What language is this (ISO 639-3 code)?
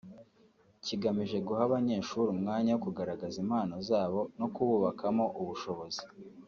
kin